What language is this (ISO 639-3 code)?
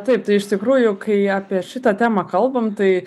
lit